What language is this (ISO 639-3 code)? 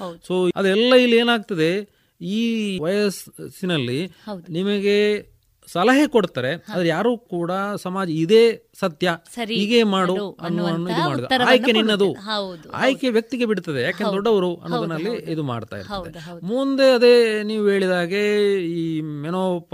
kan